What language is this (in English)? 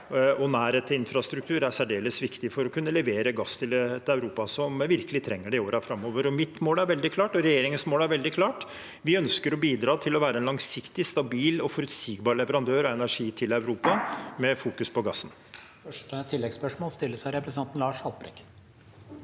Norwegian